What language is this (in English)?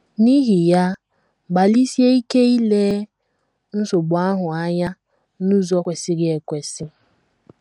Igbo